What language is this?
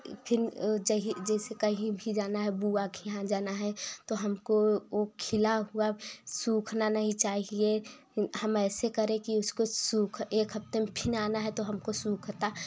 Hindi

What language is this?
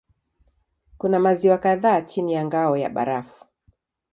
Swahili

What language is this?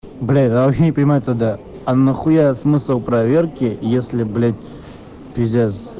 Russian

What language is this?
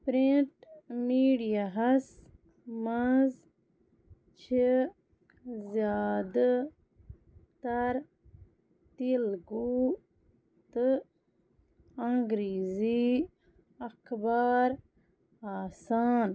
Kashmiri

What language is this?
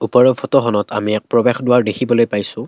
Assamese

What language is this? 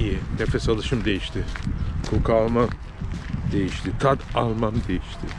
Turkish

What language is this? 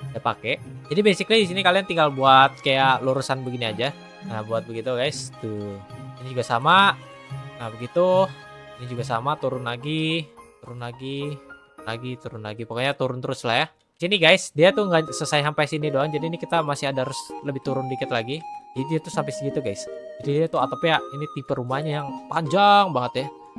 Indonesian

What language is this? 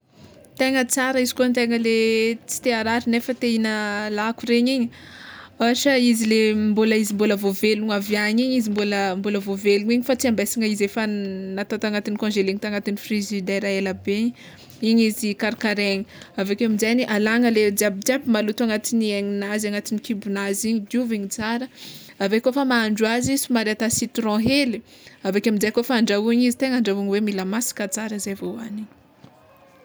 Tsimihety Malagasy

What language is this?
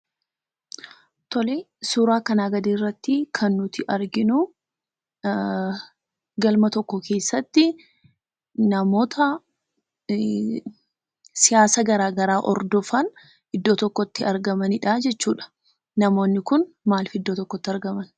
Oromo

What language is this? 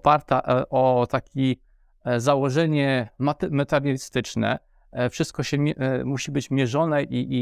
Polish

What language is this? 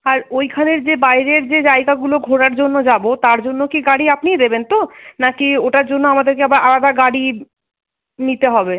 Bangla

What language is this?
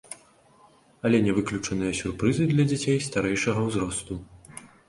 Belarusian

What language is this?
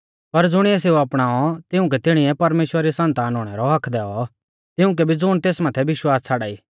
Mahasu Pahari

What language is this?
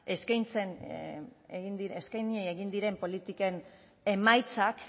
Basque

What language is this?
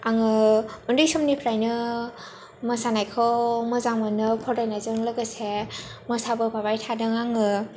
Bodo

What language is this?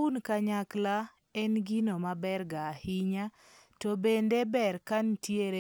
Luo (Kenya and Tanzania)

